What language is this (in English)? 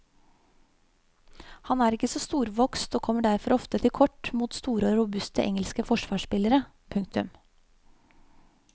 Norwegian